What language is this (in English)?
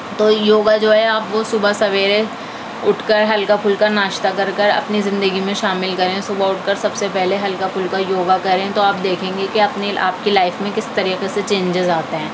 Urdu